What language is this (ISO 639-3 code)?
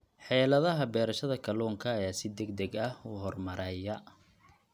som